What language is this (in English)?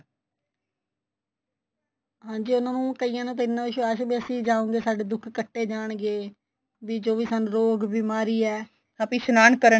Punjabi